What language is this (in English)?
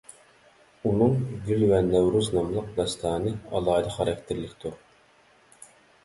Uyghur